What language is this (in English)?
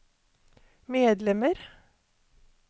Norwegian